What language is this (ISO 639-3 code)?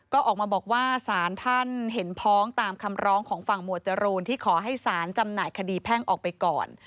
tha